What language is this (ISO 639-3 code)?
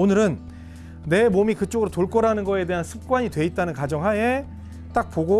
kor